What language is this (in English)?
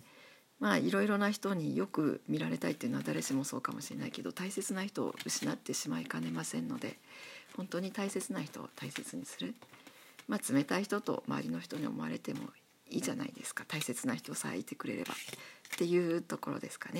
Japanese